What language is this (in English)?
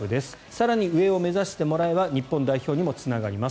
Japanese